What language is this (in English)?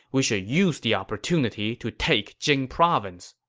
English